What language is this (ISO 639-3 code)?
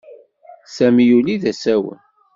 kab